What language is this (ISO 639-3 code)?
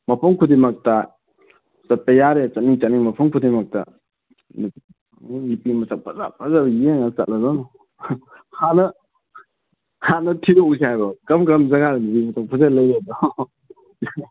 mni